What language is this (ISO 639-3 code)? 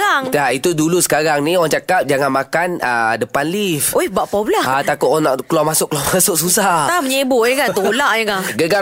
msa